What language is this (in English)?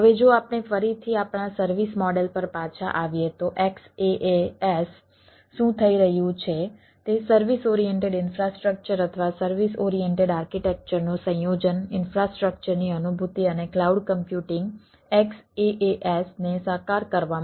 Gujarati